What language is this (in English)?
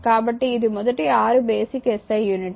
Telugu